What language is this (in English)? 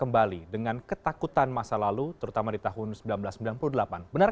Indonesian